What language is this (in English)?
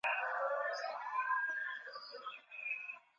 Swahili